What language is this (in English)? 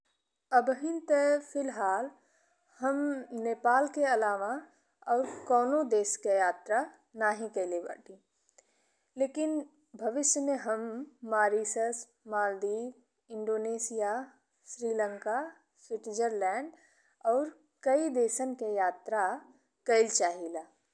Bhojpuri